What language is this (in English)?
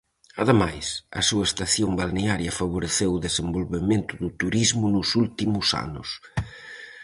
Galician